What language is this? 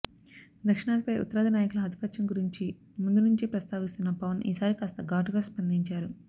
Telugu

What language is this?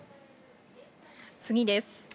Japanese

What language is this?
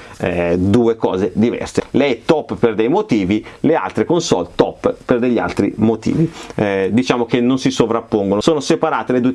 Italian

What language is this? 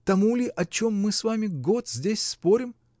Russian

